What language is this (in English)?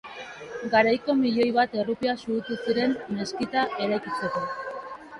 Basque